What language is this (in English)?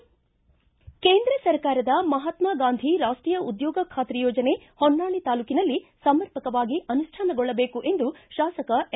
Kannada